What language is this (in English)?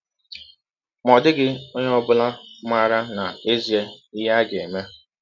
Igbo